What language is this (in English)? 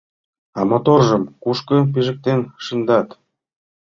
Mari